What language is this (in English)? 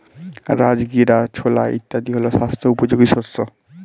Bangla